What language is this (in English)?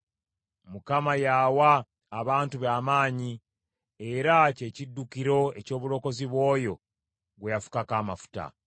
Ganda